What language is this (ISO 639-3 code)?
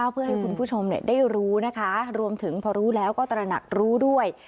tha